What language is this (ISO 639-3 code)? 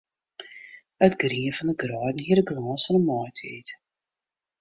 fry